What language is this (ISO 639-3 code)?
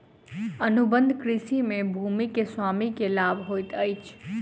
mai